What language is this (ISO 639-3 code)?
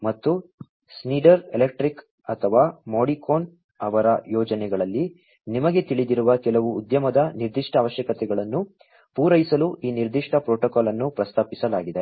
kan